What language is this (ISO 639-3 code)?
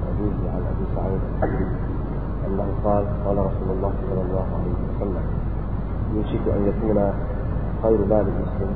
msa